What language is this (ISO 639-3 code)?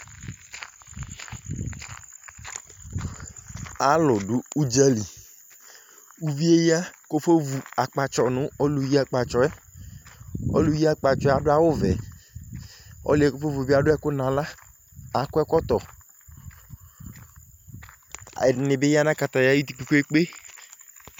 kpo